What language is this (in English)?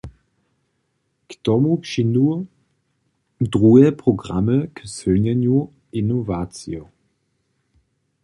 Upper Sorbian